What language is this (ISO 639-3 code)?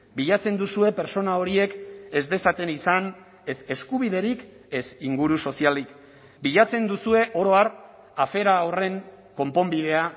eus